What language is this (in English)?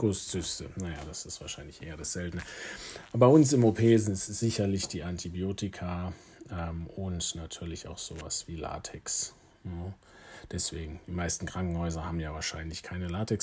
German